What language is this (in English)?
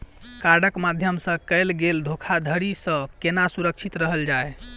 Maithili